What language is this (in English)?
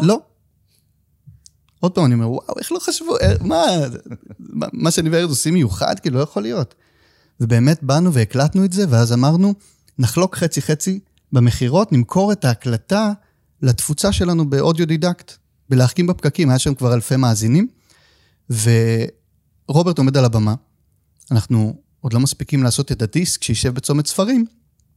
Hebrew